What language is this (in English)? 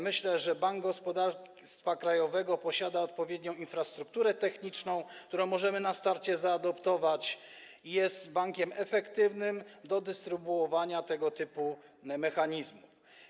Polish